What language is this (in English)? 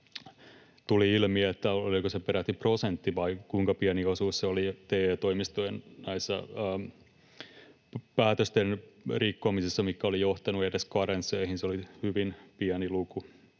Finnish